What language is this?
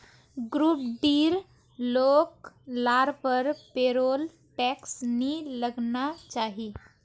Magahi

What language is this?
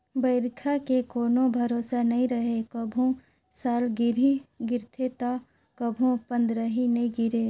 Chhattisgarhi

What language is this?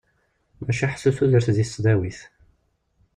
Kabyle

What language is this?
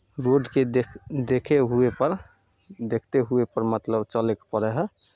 Maithili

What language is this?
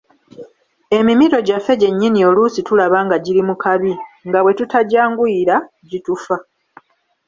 Ganda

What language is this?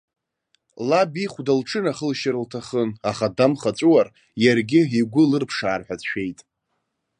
Abkhazian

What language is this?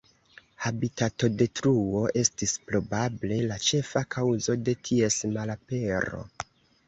Esperanto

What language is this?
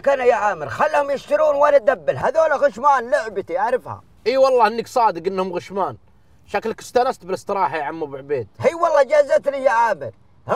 Arabic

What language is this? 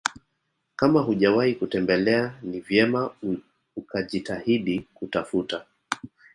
Swahili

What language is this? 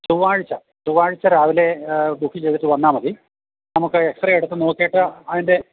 Malayalam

